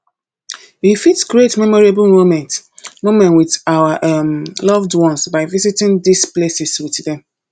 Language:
Nigerian Pidgin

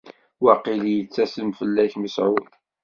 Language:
Kabyle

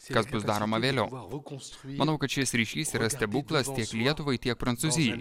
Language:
Lithuanian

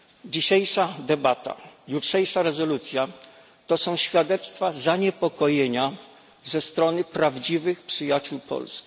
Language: Polish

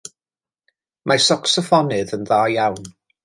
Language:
Welsh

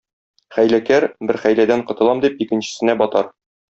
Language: Tatar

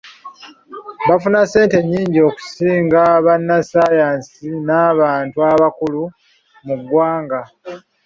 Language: Ganda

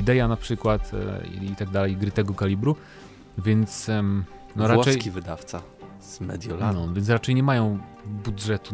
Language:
Polish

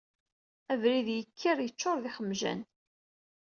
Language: Kabyle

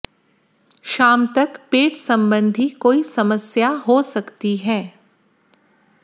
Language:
Hindi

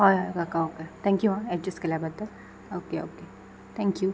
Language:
Konkani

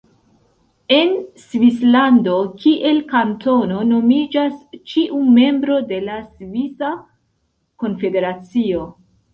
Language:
Esperanto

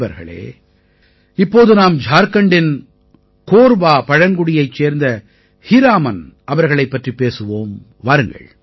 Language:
Tamil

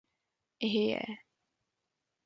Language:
Czech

